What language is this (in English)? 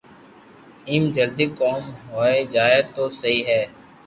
Loarki